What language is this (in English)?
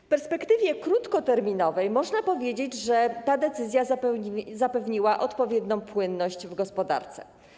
Polish